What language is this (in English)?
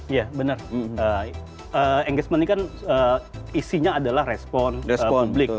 Indonesian